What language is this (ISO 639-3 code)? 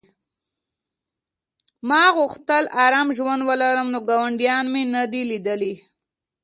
pus